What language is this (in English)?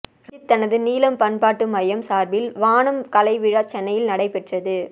Tamil